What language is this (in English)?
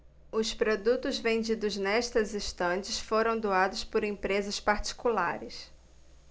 Portuguese